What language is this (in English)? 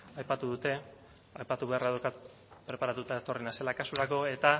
Basque